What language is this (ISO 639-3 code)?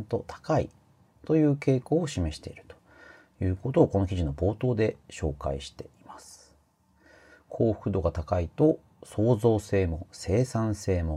jpn